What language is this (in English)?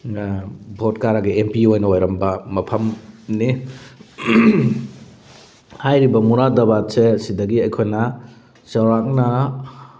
Manipuri